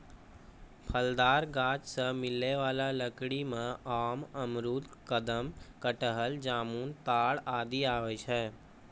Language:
Maithili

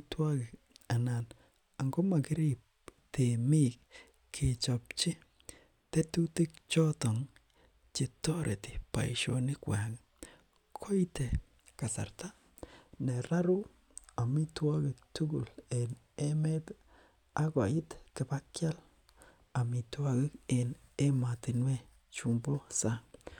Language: Kalenjin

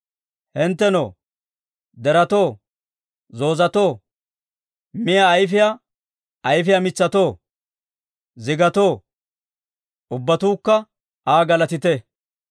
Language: Dawro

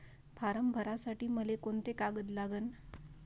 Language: Marathi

